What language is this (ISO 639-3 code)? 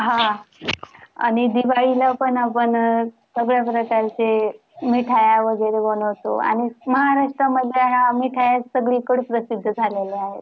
mar